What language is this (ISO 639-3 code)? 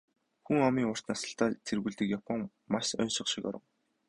mon